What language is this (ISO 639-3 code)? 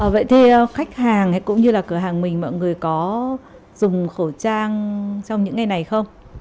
vie